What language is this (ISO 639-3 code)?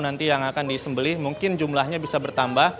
ind